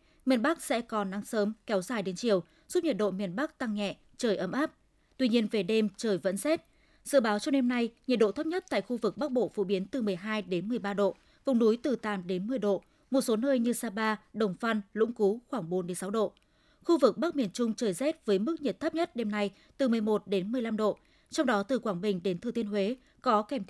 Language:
Vietnamese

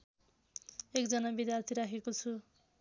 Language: Nepali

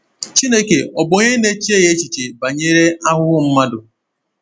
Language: Igbo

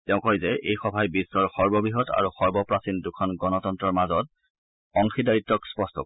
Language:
Assamese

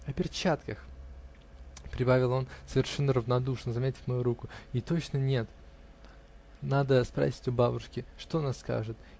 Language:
Russian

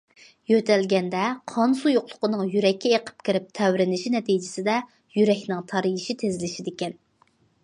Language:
Uyghur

